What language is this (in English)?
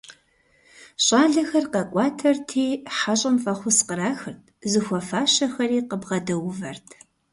Kabardian